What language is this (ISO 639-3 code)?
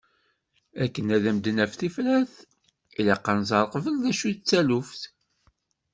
kab